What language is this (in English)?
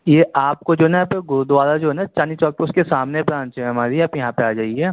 Urdu